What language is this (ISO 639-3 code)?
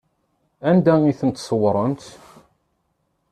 kab